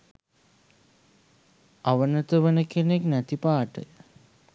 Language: Sinhala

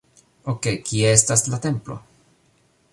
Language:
Esperanto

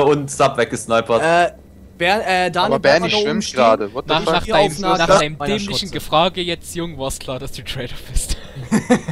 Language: German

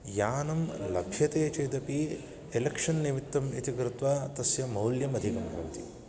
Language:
Sanskrit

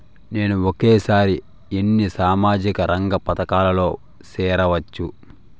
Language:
Telugu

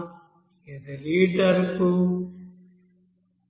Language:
Telugu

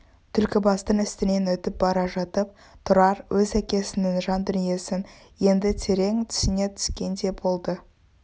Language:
Kazakh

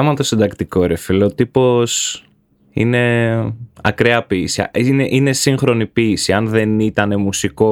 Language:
Greek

